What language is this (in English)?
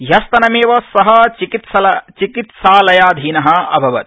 Sanskrit